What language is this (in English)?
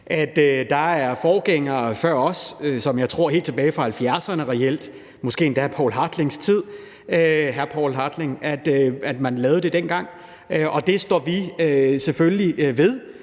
Danish